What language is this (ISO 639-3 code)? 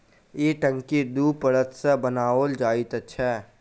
mai